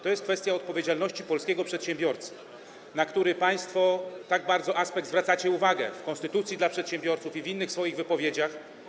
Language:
Polish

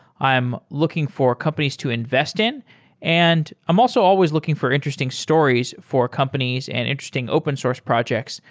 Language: English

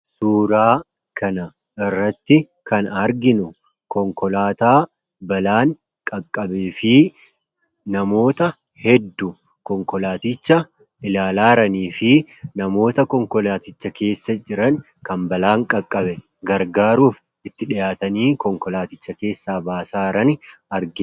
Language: Oromo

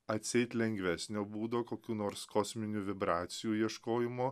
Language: Lithuanian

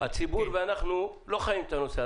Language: Hebrew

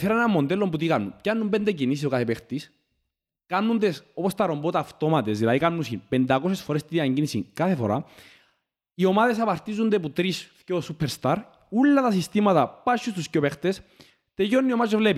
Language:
Greek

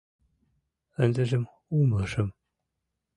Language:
Mari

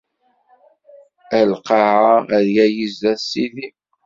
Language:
Kabyle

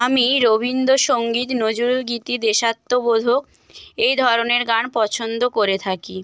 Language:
Bangla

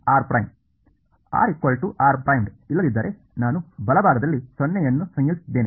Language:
Kannada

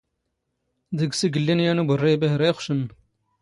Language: Standard Moroccan Tamazight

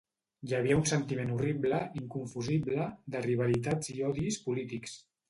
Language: Catalan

